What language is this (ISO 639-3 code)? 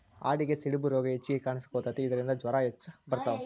kan